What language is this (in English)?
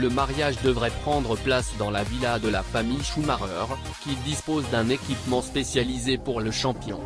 French